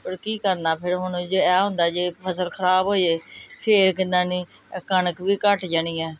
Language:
Punjabi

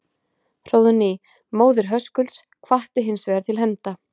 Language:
Icelandic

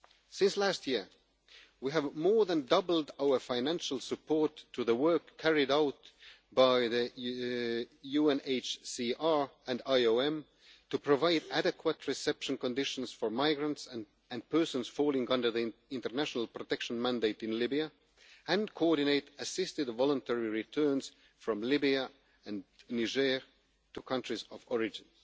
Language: English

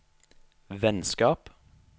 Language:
Norwegian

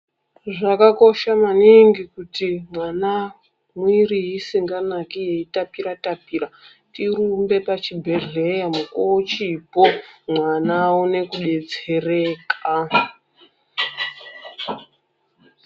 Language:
Ndau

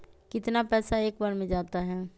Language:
Magahi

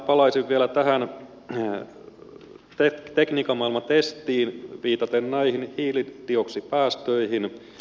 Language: Finnish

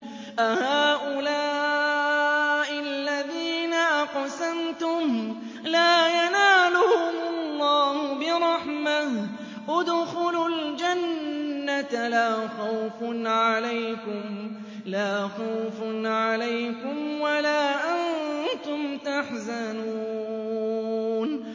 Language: Arabic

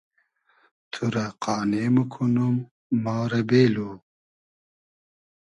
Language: Hazaragi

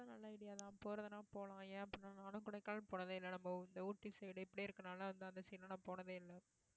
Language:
Tamil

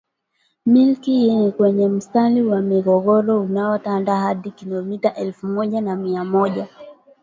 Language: Swahili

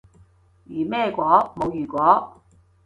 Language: Cantonese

